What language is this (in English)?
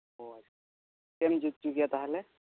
Santali